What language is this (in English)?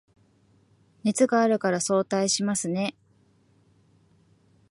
Japanese